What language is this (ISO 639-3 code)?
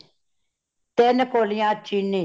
pan